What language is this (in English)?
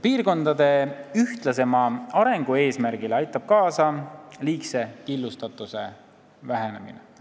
Estonian